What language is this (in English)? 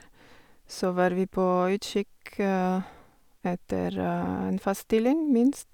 Norwegian